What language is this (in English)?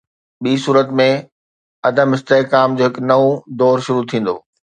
Sindhi